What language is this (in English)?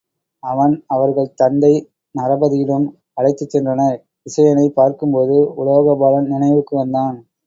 Tamil